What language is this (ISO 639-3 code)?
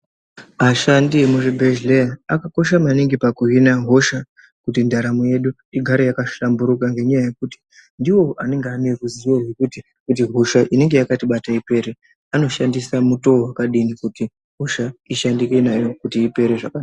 ndc